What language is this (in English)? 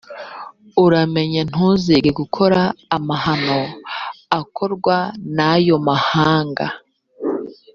Kinyarwanda